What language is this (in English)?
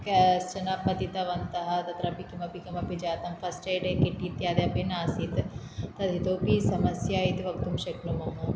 Sanskrit